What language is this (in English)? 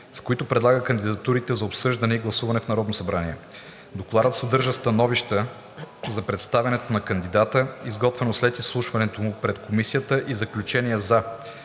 Bulgarian